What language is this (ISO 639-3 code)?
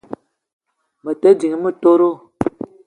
eto